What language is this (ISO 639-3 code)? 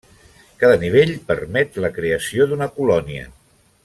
cat